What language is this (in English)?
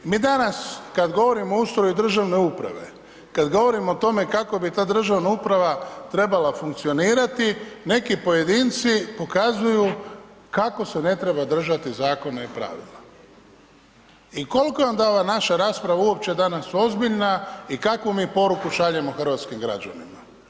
Croatian